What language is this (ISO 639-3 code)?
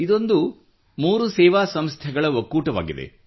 kan